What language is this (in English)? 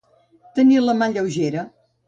Catalan